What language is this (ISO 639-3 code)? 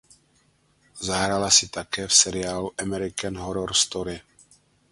ces